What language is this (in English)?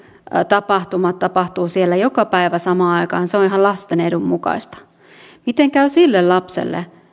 Finnish